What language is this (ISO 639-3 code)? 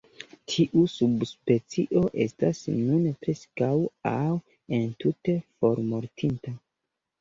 epo